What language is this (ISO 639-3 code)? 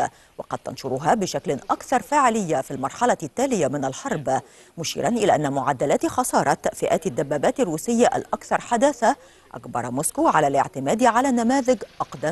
ara